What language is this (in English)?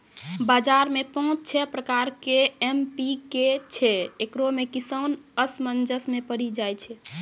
Maithili